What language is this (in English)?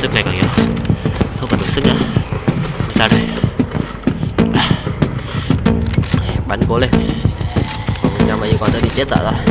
Vietnamese